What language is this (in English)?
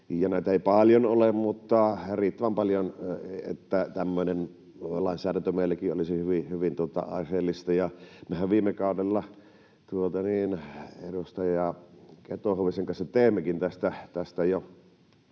Finnish